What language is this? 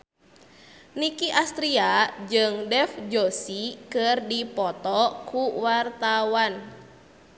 Sundanese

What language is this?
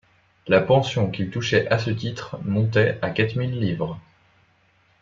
French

